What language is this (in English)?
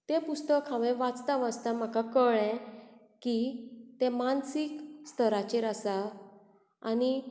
Konkani